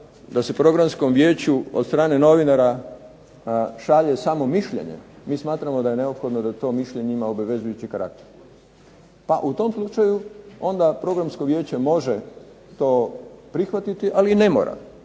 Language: Croatian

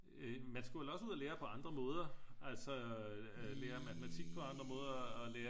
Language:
Danish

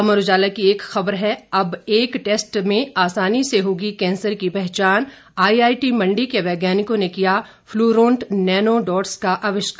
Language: Hindi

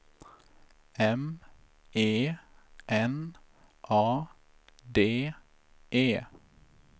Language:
Swedish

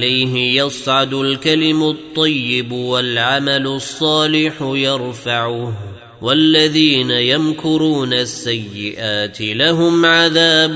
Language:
Arabic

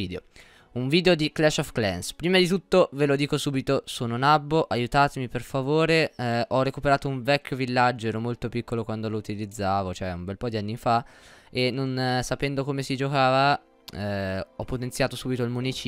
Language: Italian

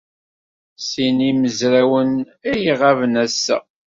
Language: Kabyle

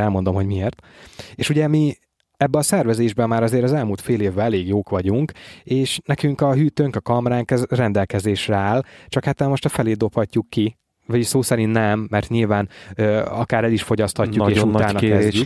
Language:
Hungarian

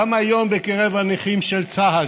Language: Hebrew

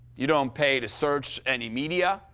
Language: English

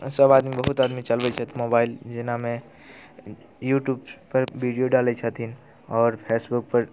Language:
Maithili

